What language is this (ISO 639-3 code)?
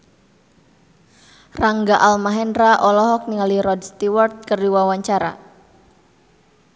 sun